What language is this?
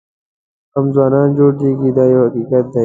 Pashto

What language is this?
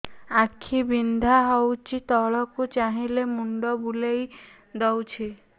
Odia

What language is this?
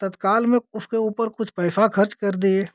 Hindi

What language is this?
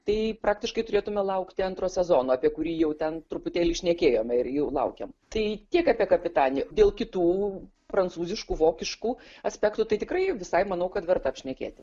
Lithuanian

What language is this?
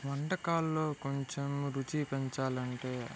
Telugu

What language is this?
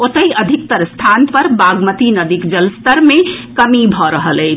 Maithili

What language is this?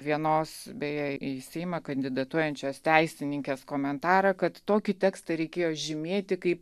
Lithuanian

